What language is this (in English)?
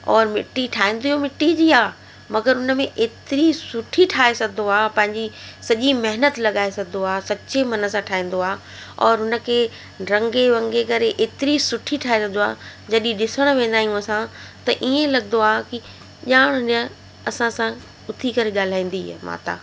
Sindhi